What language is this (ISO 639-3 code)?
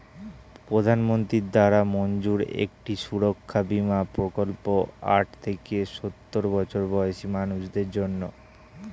ben